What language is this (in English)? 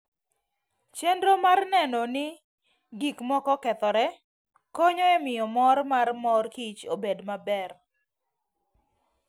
Luo (Kenya and Tanzania)